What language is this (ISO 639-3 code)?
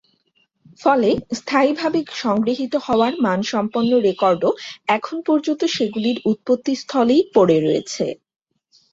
ben